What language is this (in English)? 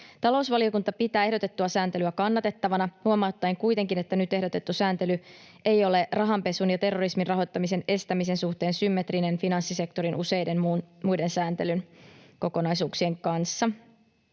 Finnish